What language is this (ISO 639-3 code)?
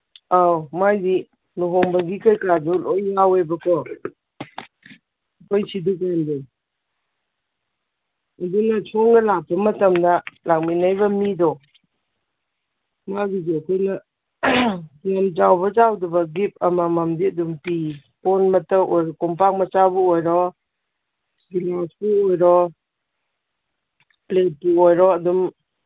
mni